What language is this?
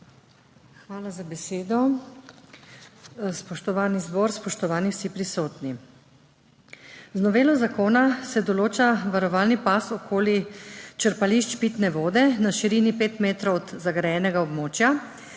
Slovenian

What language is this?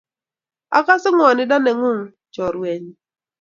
Kalenjin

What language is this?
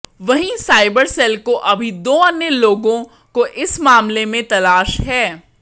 Hindi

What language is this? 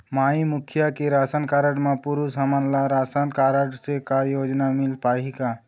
Chhattisgarhi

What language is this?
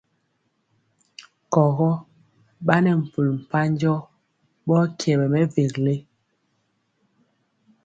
Mpiemo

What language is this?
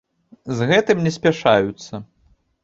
Belarusian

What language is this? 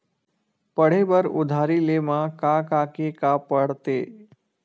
Chhattisgarhi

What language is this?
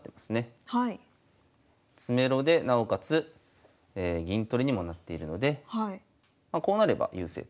Japanese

